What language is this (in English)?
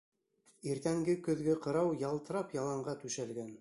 Bashkir